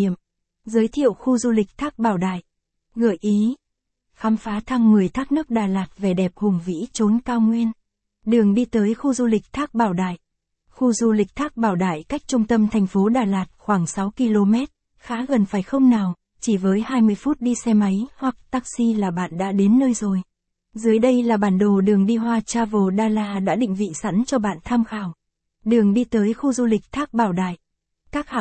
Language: Vietnamese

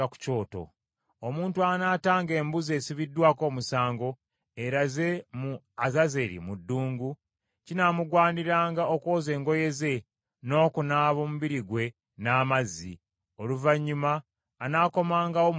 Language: Ganda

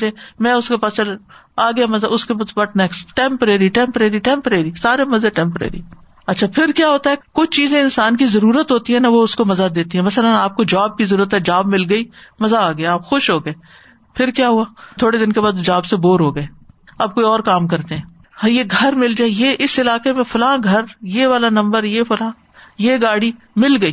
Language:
Urdu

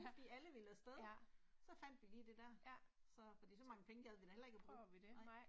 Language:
Danish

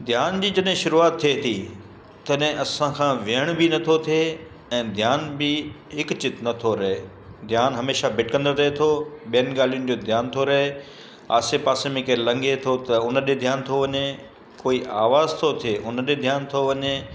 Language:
Sindhi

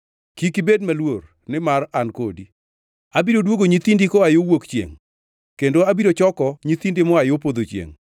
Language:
Luo (Kenya and Tanzania)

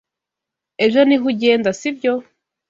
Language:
Kinyarwanda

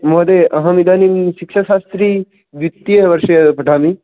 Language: Sanskrit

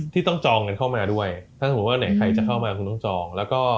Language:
Thai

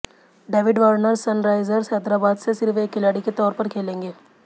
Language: Hindi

